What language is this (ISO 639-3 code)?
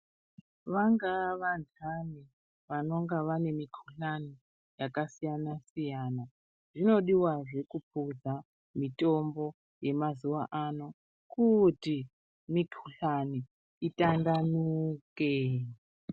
ndc